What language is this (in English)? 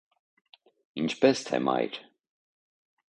Armenian